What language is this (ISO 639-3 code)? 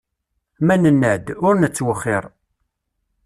kab